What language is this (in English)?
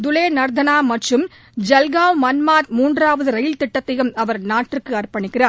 Tamil